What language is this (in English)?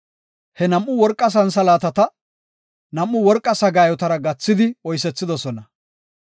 Gofa